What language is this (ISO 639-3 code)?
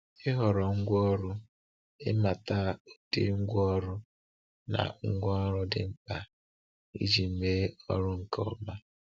ibo